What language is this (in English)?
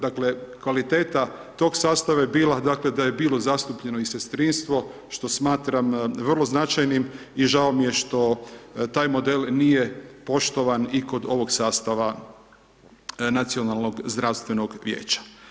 Croatian